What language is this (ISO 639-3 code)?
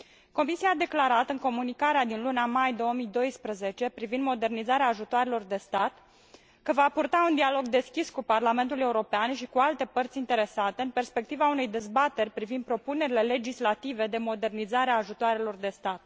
ron